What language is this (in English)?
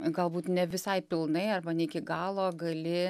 Lithuanian